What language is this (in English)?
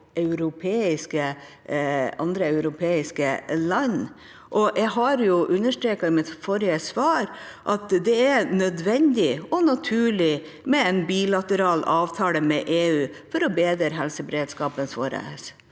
Norwegian